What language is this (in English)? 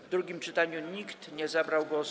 Polish